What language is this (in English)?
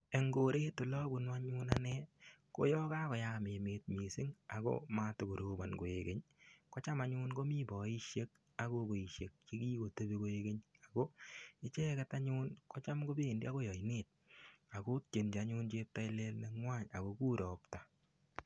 Kalenjin